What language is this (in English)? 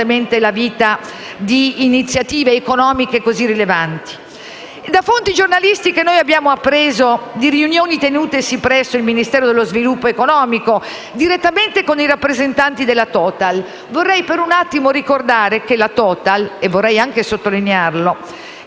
Italian